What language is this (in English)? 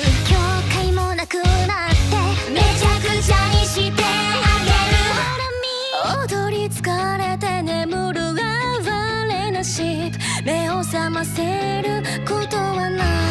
Japanese